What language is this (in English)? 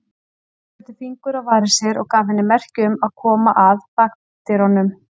Icelandic